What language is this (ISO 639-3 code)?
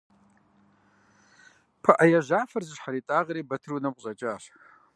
kbd